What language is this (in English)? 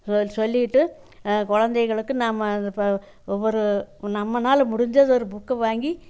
Tamil